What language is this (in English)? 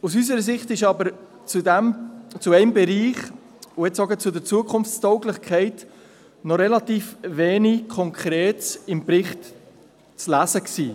Swiss German